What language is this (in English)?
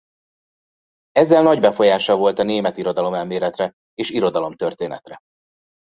Hungarian